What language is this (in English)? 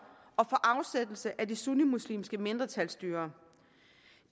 Danish